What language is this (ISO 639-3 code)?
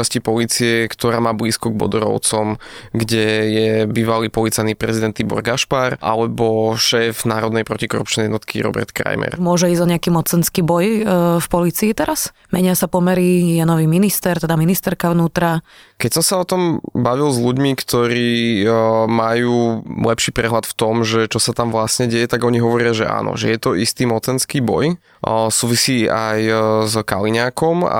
slk